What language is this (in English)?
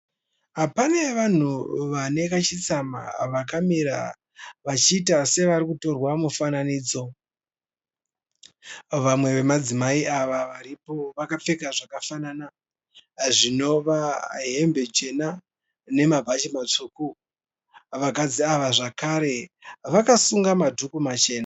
Shona